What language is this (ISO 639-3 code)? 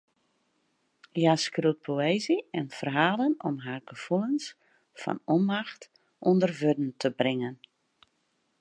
fry